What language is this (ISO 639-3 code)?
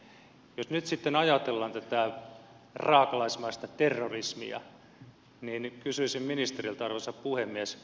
fin